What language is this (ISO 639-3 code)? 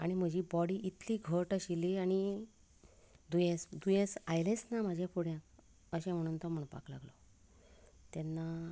kok